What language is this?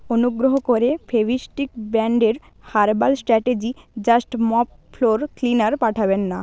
Bangla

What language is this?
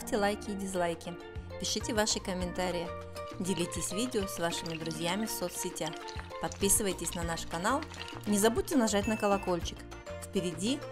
Russian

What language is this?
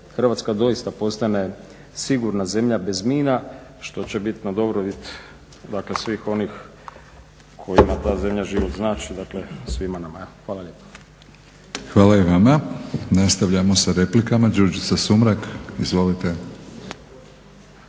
Croatian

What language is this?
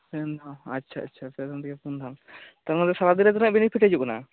Santali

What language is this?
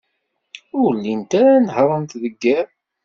Kabyle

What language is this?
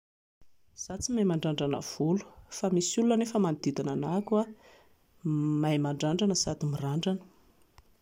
Malagasy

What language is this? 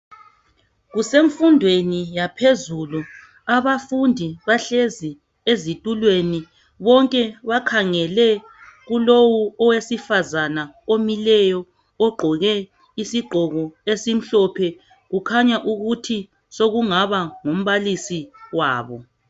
North Ndebele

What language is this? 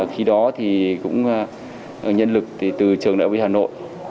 Vietnamese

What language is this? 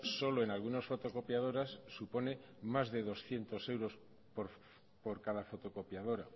Spanish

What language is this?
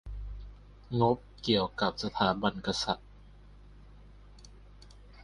Thai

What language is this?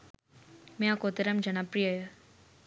Sinhala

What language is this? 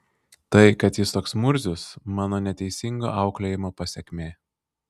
Lithuanian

